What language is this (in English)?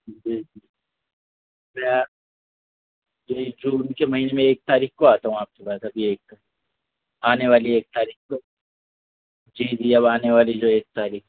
Urdu